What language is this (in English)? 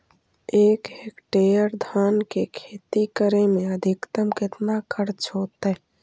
Magahi